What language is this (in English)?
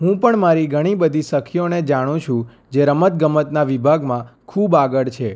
Gujarati